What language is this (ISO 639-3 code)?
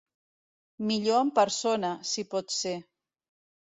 cat